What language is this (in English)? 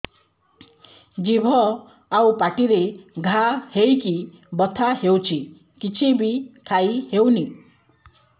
Odia